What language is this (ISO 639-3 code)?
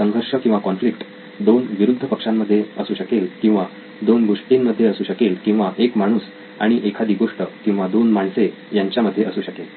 mar